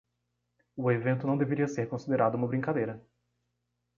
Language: Portuguese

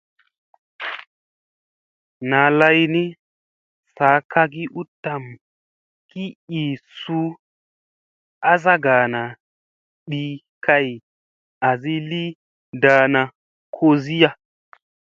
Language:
Musey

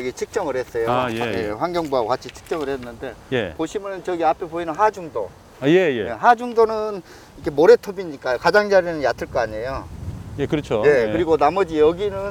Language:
Korean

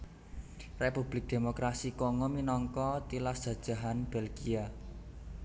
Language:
Javanese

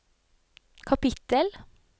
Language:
Norwegian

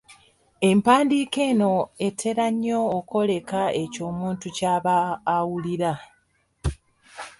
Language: Ganda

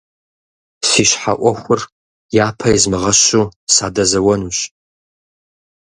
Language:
Kabardian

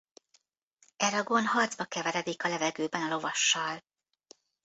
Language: Hungarian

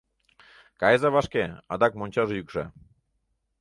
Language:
Mari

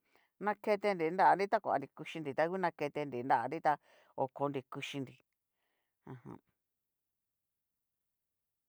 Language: Cacaloxtepec Mixtec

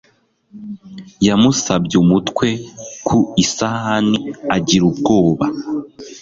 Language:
Kinyarwanda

